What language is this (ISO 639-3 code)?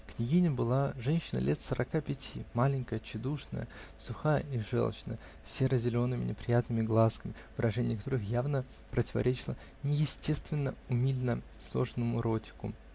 rus